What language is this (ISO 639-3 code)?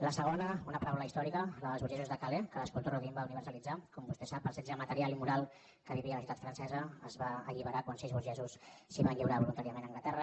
cat